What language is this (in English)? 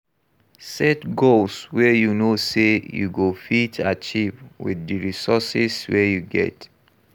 Nigerian Pidgin